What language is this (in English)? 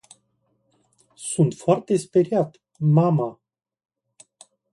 Romanian